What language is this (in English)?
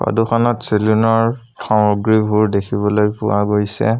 Assamese